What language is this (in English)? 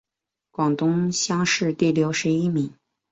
Chinese